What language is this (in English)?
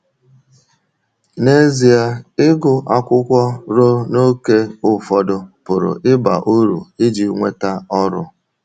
Igbo